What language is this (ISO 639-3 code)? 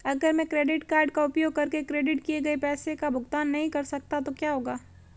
hin